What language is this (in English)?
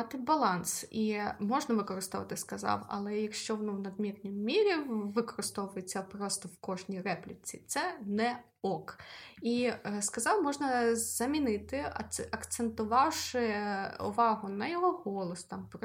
Ukrainian